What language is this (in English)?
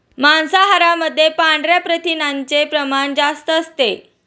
Marathi